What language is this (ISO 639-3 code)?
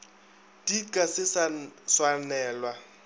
nso